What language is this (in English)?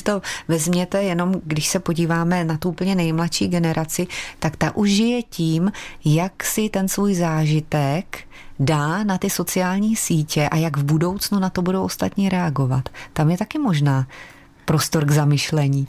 Czech